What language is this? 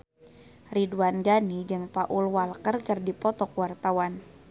Sundanese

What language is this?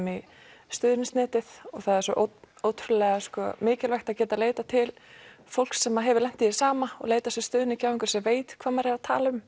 Icelandic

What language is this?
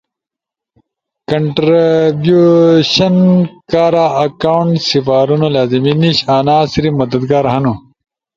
Ushojo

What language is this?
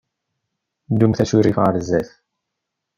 Kabyle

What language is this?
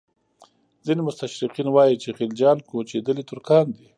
Pashto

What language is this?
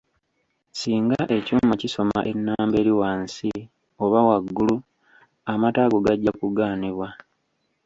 Ganda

